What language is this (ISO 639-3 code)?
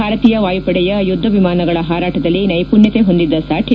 kan